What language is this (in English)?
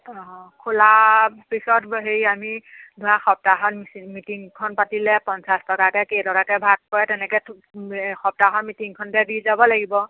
Assamese